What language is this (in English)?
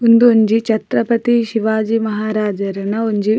Tulu